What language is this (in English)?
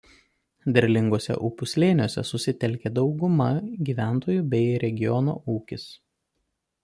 Lithuanian